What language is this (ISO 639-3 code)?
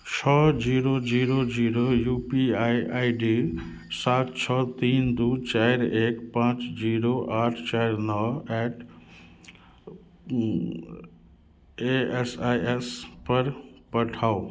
mai